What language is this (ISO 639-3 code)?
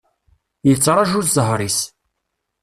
kab